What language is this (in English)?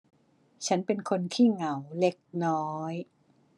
Thai